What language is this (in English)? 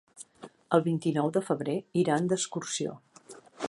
Catalan